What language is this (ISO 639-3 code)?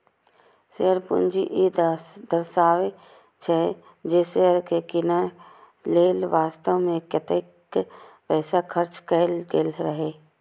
mai